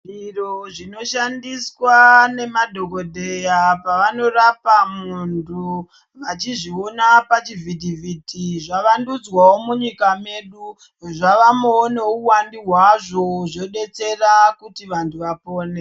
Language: Ndau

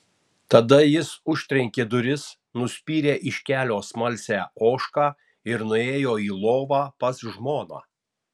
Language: Lithuanian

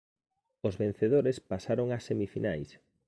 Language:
Galician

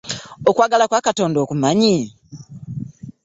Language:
Ganda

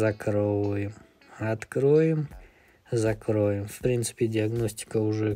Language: Russian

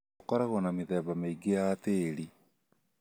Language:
Kikuyu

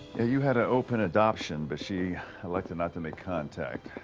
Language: English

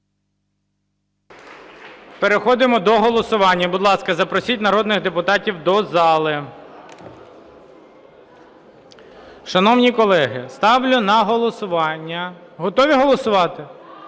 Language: Ukrainian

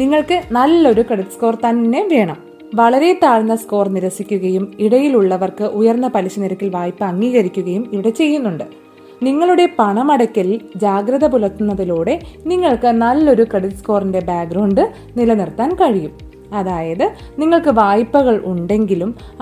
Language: Malayalam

